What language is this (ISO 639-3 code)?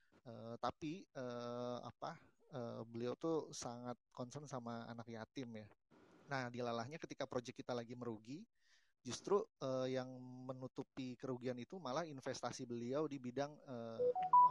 ind